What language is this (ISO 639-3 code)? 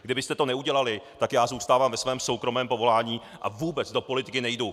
ces